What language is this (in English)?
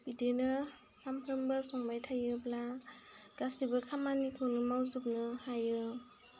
Bodo